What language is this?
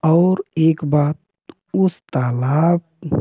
Hindi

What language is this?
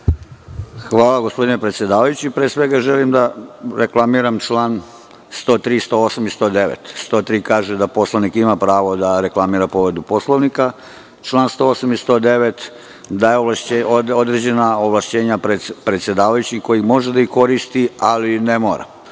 Serbian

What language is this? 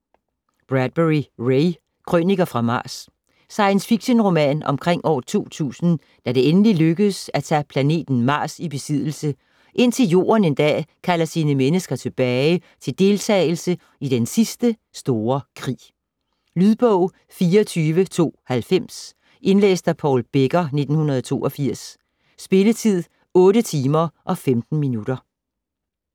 Danish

